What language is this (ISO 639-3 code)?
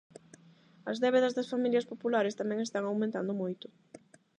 glg